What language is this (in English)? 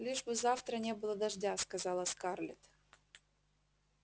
Russian